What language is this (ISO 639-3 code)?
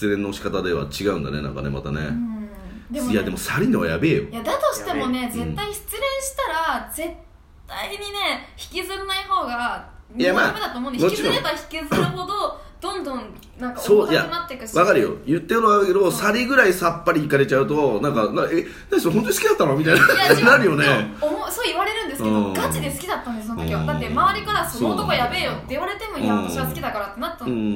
jpn